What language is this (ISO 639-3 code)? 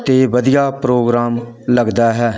pan